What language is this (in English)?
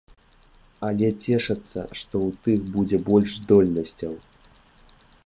Belarusian